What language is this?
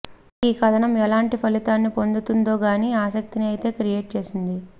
Telugu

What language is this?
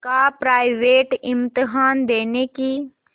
Hindi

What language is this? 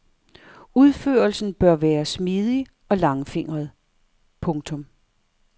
Danish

